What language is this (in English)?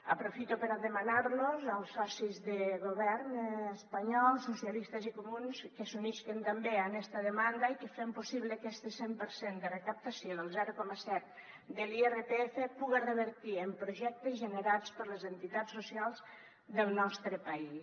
Catalan